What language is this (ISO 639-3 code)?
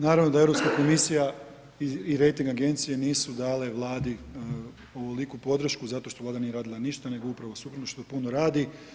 hrv